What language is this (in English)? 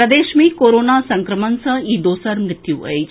Maithili